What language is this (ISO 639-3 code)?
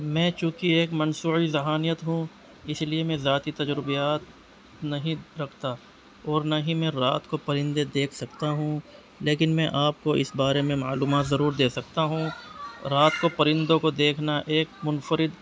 urd